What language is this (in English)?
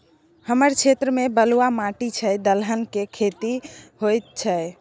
Maithili